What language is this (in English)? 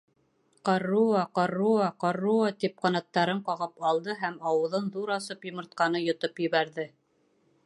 Bashkir